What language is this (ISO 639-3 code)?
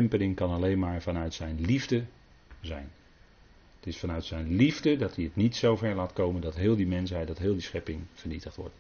nld